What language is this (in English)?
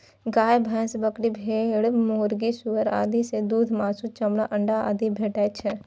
Maithili